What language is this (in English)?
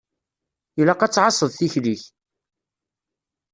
Kabyle